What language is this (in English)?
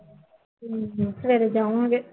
Punjabi